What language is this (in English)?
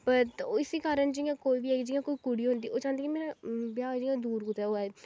Dogri